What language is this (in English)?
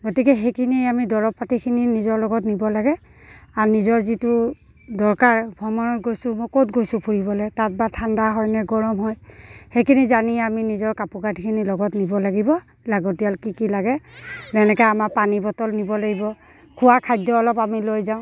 Assamese